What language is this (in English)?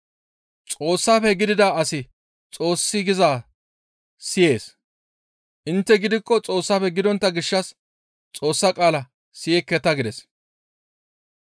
Gamo